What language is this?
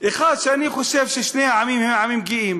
Hebrew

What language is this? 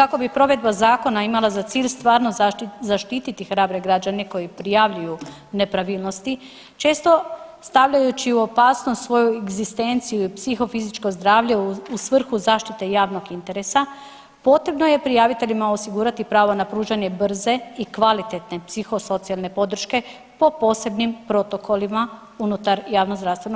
Croatian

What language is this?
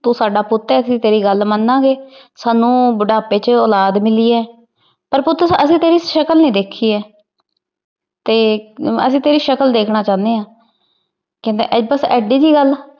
Punjabi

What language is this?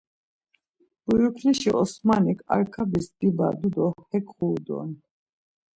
Laz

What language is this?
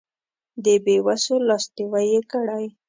Pashto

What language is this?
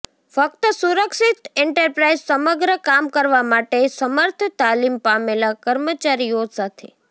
Gujarati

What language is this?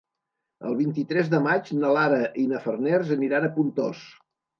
Catalan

